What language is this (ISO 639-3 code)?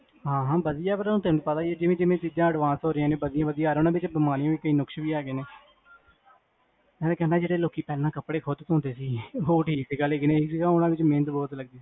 pan